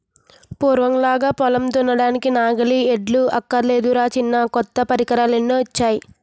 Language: Telugu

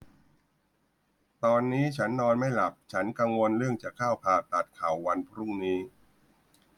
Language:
Thai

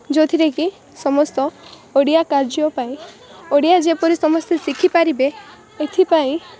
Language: Odia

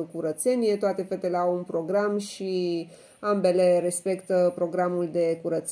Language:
Romanian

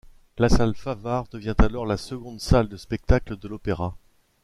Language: French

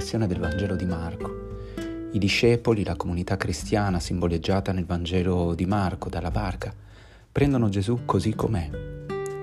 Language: Italian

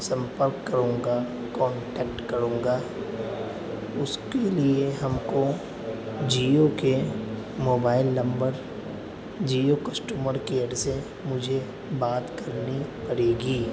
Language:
Urdu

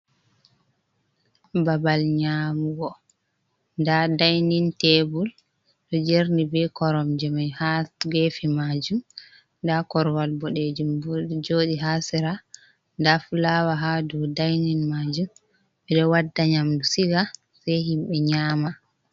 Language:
Fula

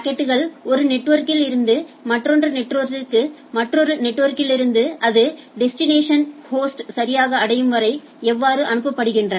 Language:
Tamil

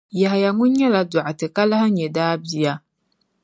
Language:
Dagbani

